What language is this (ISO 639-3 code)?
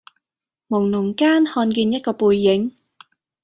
yue